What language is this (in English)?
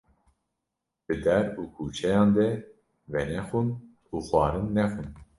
Kurdish